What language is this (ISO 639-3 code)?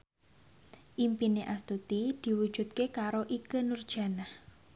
jav